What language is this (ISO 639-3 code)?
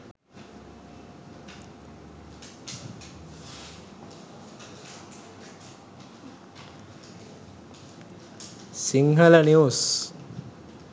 sin